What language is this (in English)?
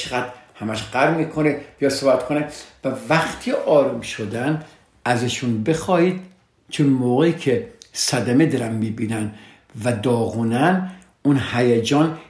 Persian